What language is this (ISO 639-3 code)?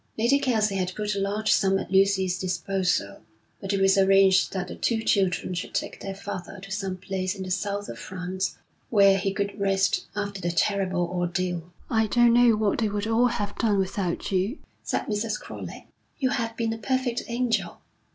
eng